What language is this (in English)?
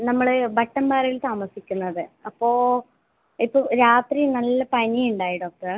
Malayalam